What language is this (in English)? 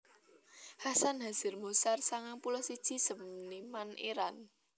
Javanese